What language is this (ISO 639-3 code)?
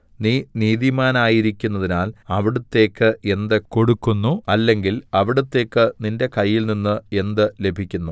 mal